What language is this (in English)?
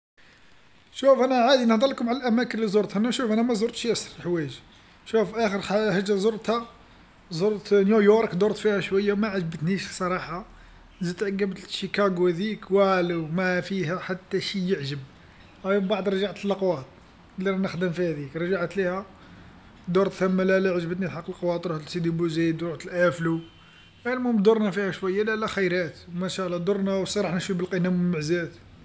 Algerian Arabic